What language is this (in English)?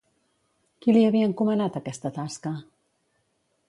Catalan